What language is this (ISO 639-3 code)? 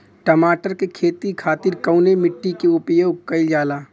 bho